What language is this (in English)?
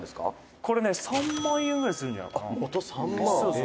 Japanese